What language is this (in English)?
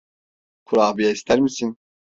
Turkish